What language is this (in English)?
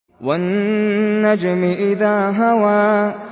Arabic